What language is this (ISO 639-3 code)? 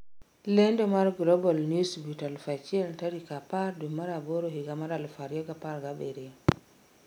luo